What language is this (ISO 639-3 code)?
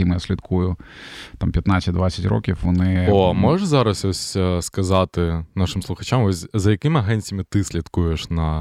ukr